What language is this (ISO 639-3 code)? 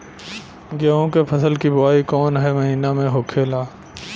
bho